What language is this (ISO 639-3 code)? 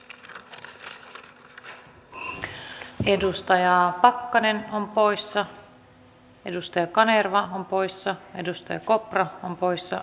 fin